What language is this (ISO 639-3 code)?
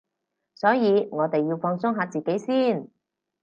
yue